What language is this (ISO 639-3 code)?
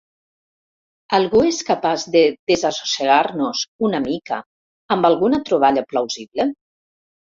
cat